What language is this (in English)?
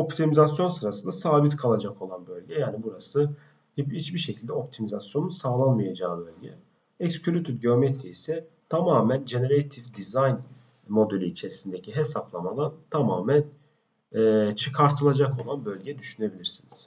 Turkish